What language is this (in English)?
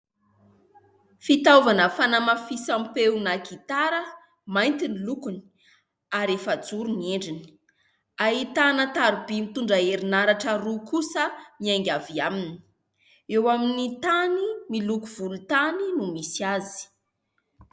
Malagasy